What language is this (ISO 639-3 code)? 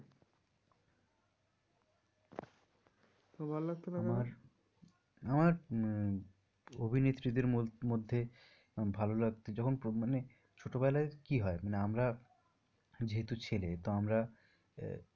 ben